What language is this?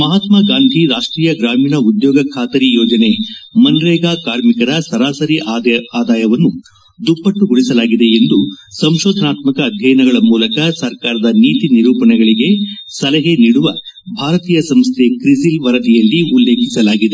Kannada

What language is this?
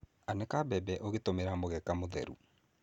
Kikuyu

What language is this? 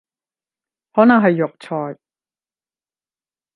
Cantonese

